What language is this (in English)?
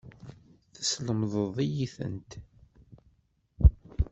Kabyle